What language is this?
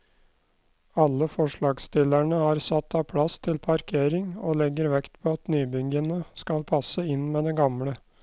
Norwegian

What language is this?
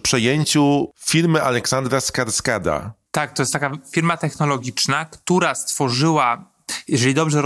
Polish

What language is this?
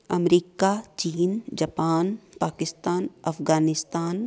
Punjabi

